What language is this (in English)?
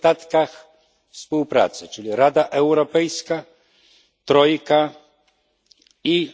Polish